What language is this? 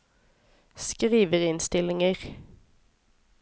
Norwegian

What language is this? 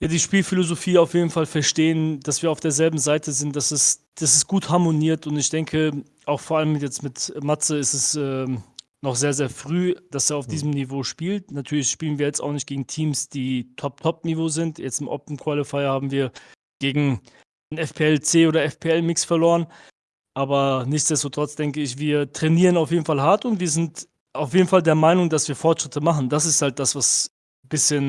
German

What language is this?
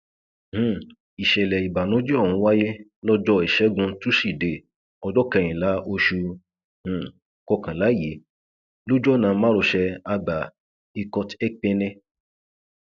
Yoruba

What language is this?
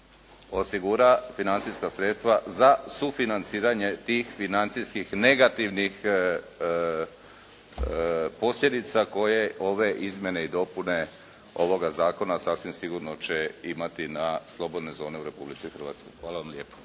Croatian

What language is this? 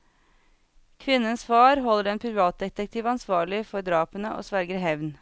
Norwegian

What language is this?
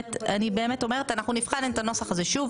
Hebrew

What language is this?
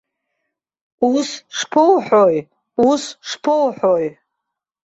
Abkhazian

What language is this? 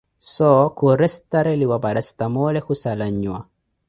Koti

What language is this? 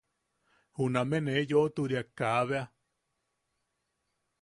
Yaqui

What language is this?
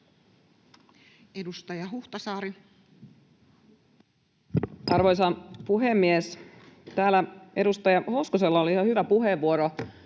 Finnish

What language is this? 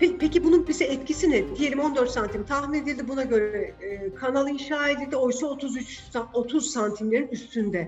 Turkish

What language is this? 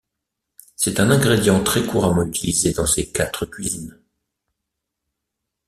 French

